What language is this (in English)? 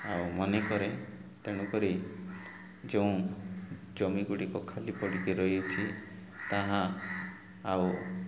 Odia